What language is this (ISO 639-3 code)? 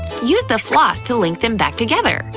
eng